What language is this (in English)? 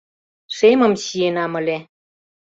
Mari